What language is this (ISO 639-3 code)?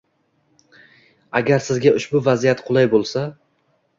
uzb